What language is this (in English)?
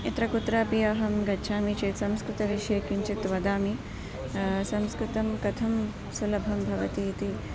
Sanskrit